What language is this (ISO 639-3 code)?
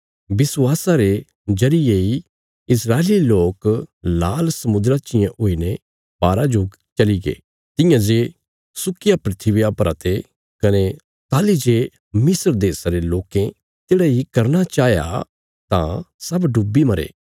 kfs